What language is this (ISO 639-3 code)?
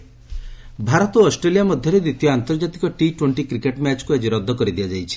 ori